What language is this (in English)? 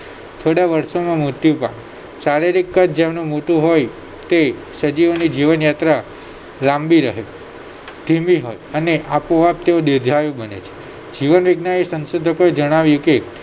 Gujarati